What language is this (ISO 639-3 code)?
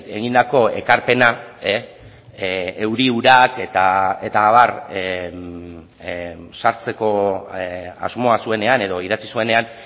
eus